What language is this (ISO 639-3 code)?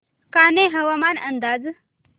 mar